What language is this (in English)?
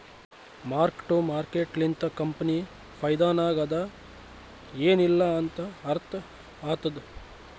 Kannada